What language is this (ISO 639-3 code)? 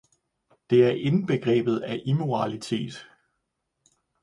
dan